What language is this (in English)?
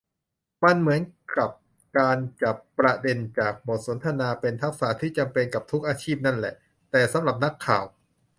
Thai